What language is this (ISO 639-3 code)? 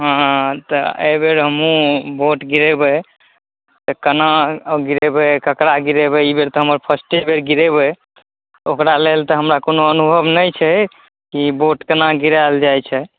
mai